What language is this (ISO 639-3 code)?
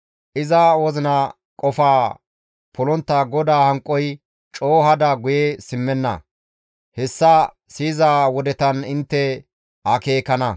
gmv